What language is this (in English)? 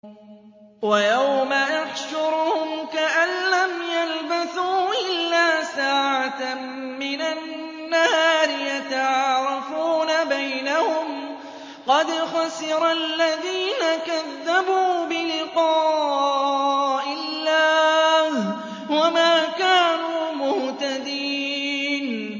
Arabic